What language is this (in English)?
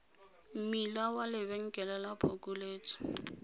Tswana